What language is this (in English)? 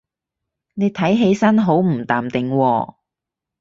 Cantonese